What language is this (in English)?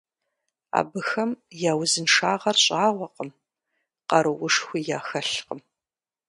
Kabardian